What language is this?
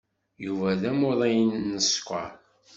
Kabyle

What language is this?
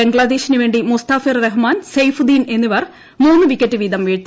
Malayalam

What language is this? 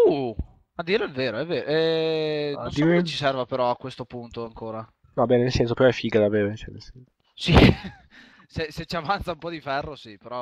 Italian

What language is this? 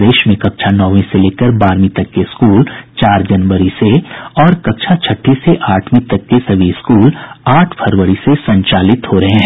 Hindi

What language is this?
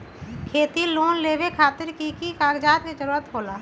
Magahi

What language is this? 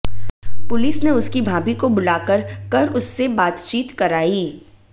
Hindi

